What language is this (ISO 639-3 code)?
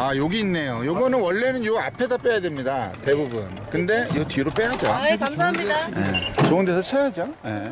kor